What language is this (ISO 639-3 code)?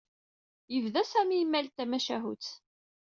kab